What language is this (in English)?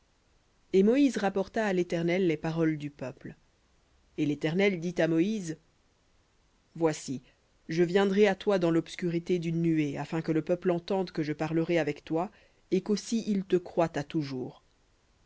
French